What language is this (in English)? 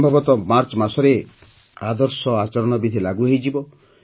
Odia